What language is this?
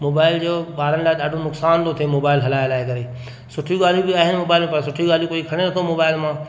Sindhi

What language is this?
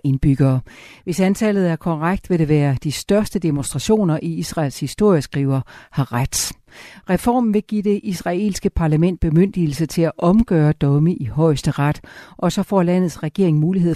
Danish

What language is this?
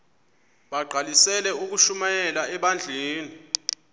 Xhosa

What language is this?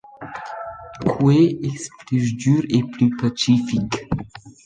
Romansh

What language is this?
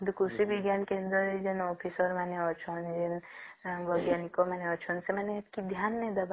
Odia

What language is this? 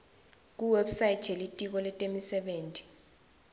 Swati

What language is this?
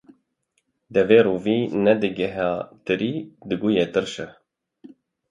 Kurdish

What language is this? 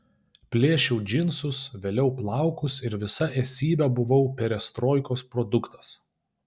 Lithuanian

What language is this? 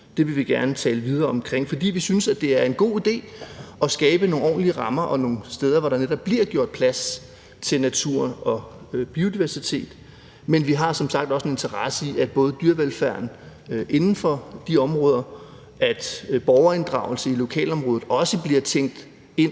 Danish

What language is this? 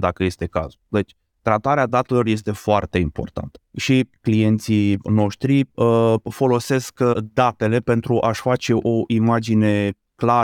Romanian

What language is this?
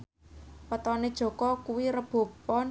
Javanese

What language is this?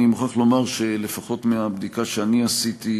Hebrew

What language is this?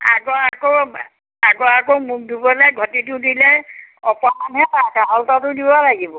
Assamese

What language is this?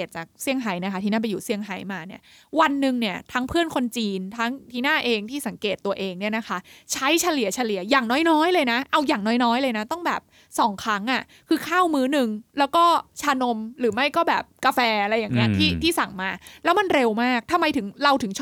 Thai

